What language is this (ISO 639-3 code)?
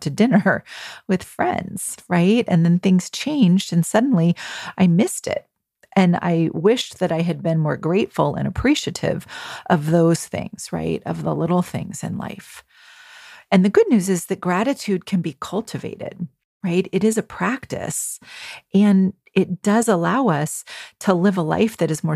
eng